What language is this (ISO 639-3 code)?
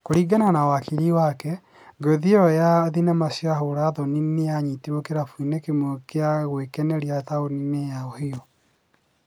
kik